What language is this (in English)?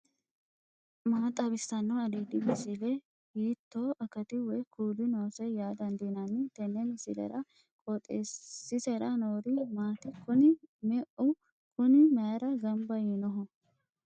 Sidamo